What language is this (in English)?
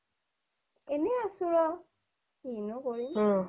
Assamese